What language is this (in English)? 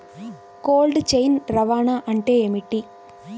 Telugu